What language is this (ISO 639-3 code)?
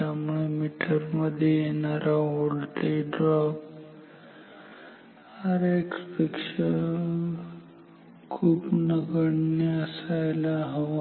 mar